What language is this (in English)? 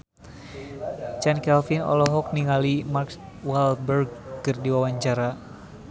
Sundanese